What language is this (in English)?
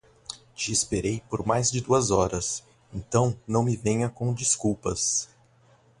Portuguese